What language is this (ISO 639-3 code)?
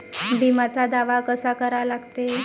mar